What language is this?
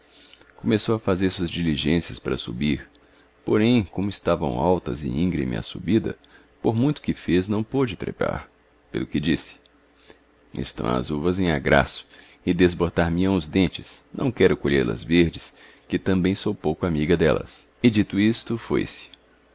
Portuguese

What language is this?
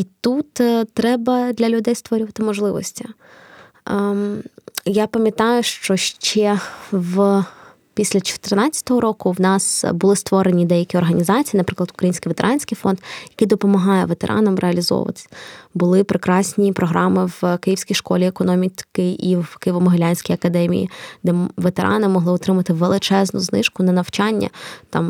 Ukrainian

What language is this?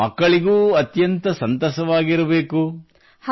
Kannada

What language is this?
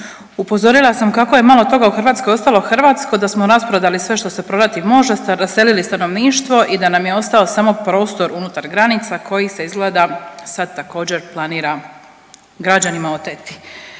Croatian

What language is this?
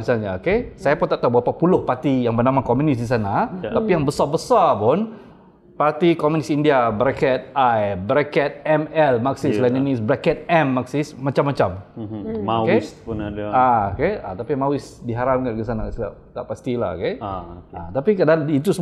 Malay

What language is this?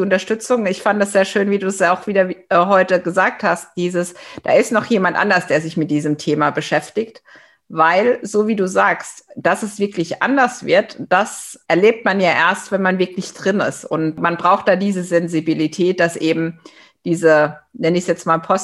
German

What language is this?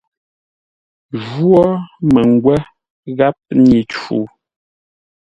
Ngombale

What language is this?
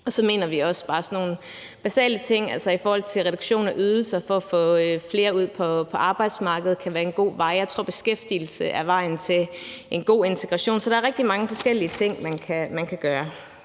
Danish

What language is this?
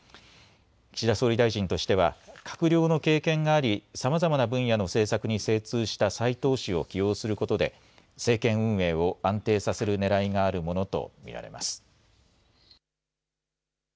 Japanese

